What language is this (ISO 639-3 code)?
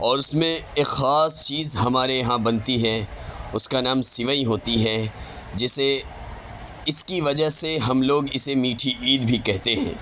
urd